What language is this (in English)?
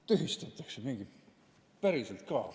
Estonian